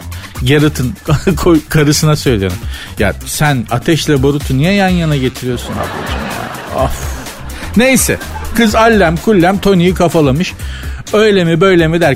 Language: Turkish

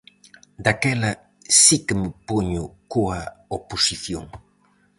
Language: Galician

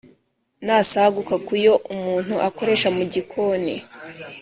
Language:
Kinyarwanda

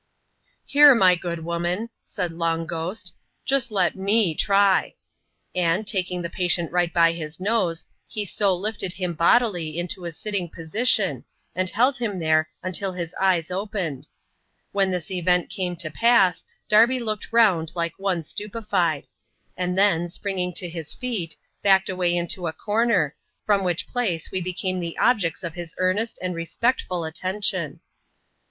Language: English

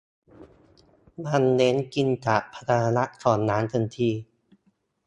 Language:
Thai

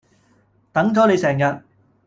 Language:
Cantonese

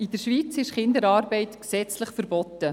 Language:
Swiss German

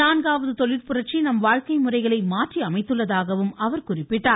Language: Tamil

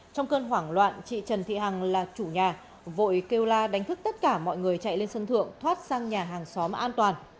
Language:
Vietnamese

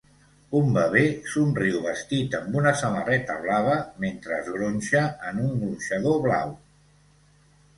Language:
Catalan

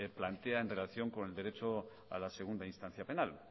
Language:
Spanish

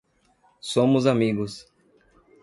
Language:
Portuguese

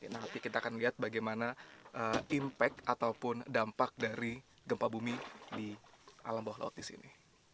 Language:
Indonesian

